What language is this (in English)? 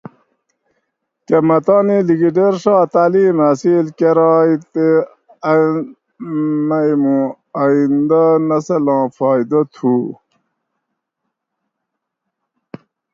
Gawri